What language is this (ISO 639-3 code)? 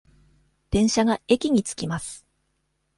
jpn